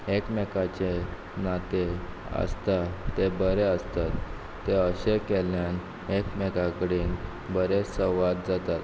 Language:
Konkani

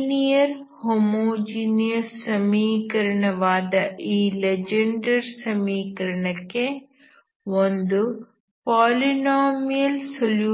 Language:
Kannada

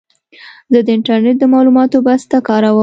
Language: Pashto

